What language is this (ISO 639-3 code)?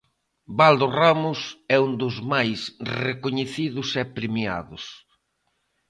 glg